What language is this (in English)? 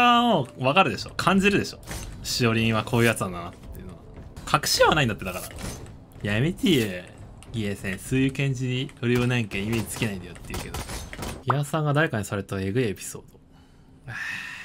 Japanese